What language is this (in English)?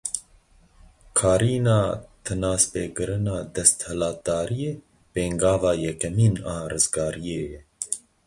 Kurdish